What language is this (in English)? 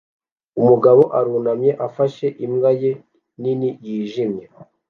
Kinyarwanda